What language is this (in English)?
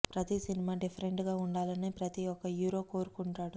Telugu